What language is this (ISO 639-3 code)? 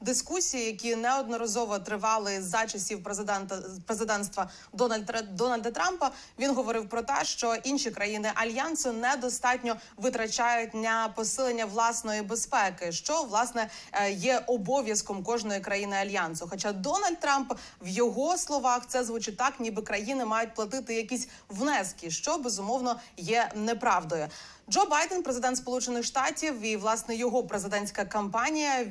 ukr